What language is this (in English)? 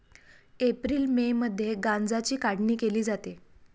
Marathi